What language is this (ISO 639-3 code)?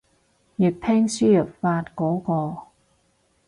yue